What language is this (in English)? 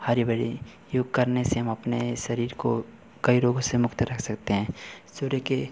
Hindi